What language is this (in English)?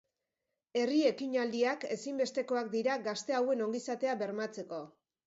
Basque